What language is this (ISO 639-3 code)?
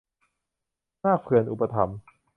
tha